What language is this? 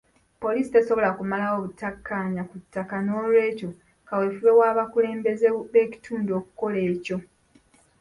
Ganda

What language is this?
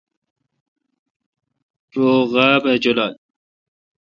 Kalkoti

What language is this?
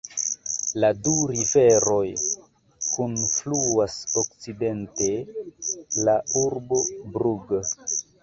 Esperanto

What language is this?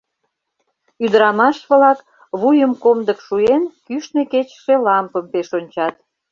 Mari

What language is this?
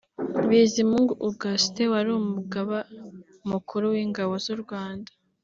Kinyarwanda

